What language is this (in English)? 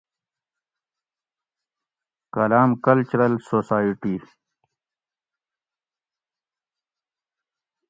Gawri